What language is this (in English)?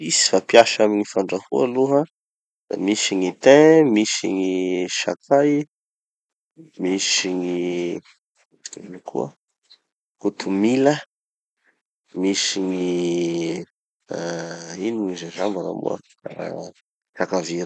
Tanosy Malagasy